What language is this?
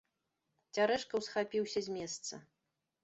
Belarusian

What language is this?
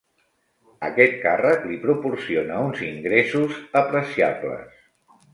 Catalan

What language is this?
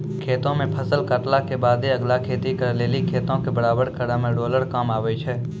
Maithili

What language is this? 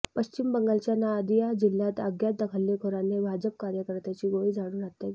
Marathi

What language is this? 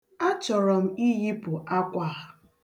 Igbo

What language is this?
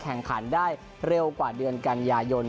Thai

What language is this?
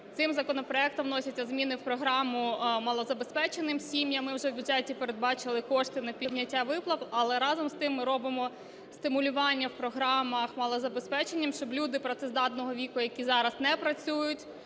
Ukrainian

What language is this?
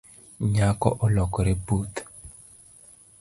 Luo (Kenya and Tanzania)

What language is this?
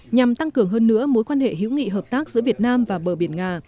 Vietnamese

